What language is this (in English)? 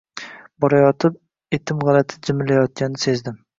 Uzbek